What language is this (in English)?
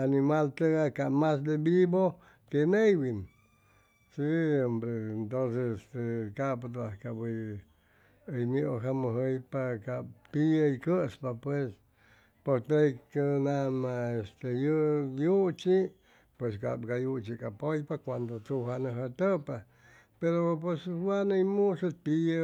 Chimalapa Zoque